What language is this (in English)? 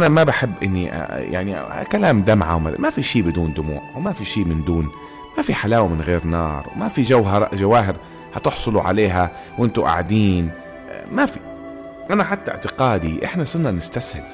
Arabic